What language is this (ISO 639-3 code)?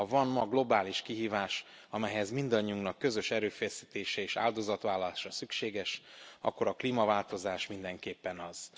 hun